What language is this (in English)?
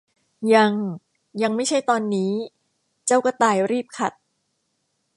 Thai